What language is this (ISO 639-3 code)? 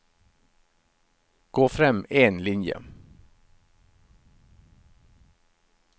nor